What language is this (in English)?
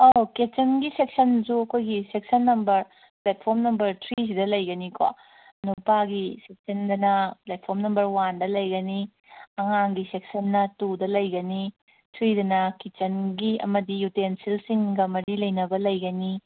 Manipuri